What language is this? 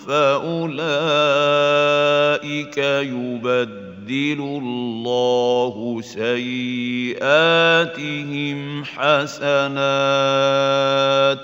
Arabic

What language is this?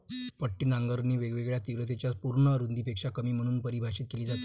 Marathi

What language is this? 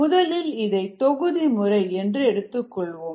Tamil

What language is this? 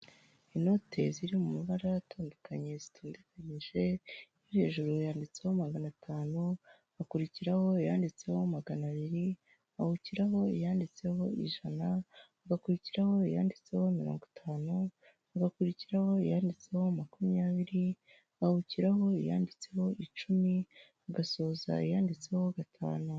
Kinyarwanda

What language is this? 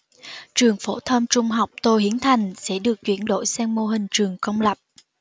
Vietnamese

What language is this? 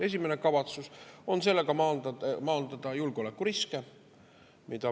Estonian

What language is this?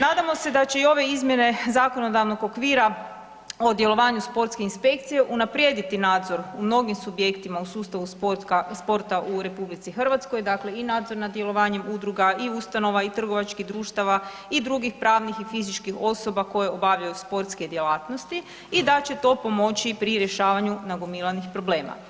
Croatian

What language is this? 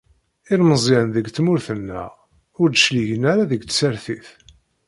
Kabyle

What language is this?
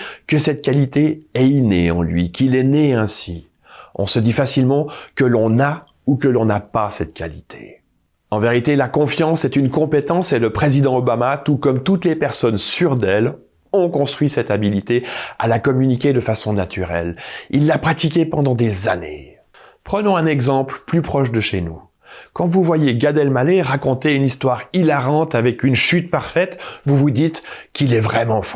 French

